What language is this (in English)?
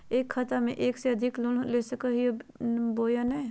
Magahi